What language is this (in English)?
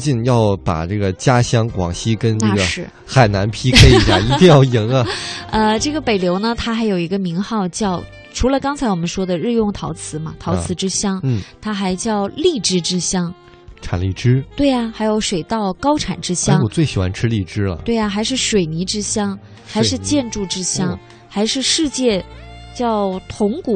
Chinese